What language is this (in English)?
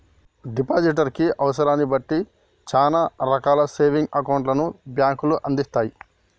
Telugu